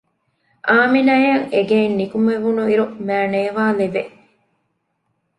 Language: Divehi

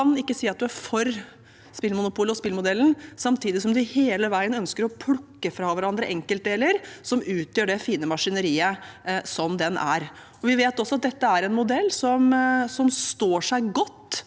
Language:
Norwegian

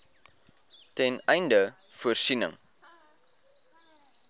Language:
Afrikaans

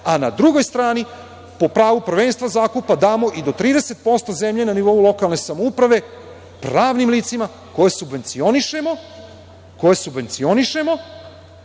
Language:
Serbian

